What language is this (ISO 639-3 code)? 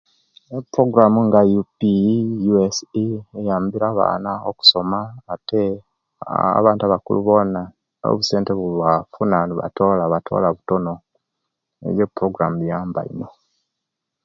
lke